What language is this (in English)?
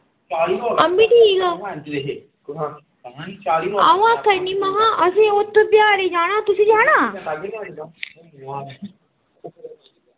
Dogri